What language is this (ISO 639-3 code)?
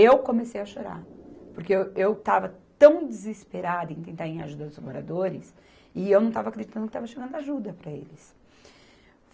por